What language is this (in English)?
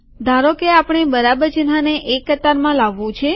Gujarati